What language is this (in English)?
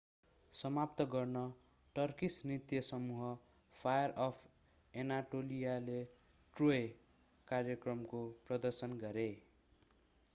Nepali